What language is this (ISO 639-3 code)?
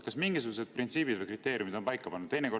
est